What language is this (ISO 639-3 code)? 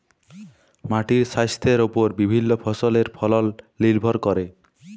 ben